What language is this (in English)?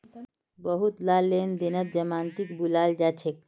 Magahi